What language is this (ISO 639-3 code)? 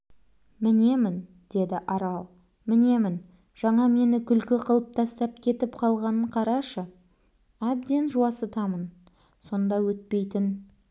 kaz